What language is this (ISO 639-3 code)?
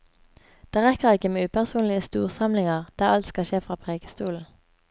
nor